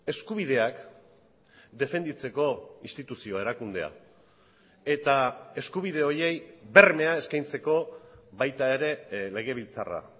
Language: Basque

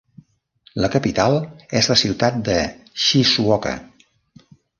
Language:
Catalan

